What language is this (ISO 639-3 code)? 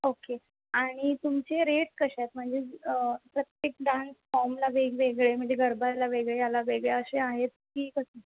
mar